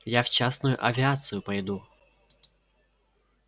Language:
Russian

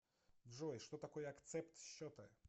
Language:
Russian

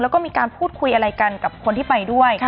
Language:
Thai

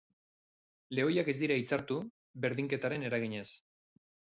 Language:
Basque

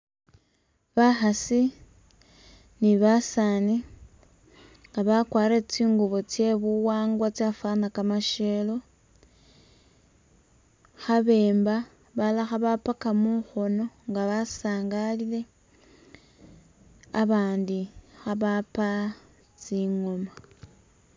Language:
Masaaba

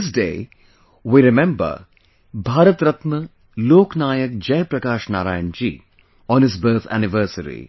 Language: English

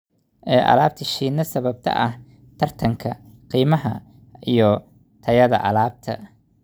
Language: Somali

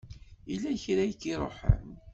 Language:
Kabyle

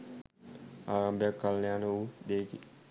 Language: Sinhala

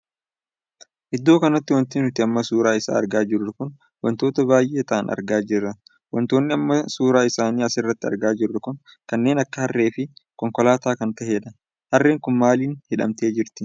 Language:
Oromo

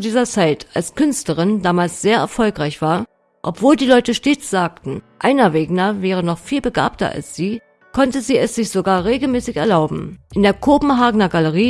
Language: German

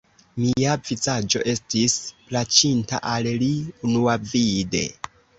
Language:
Esperanto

